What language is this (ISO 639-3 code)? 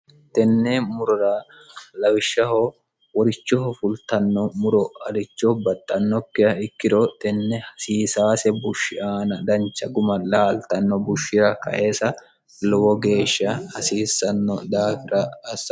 sid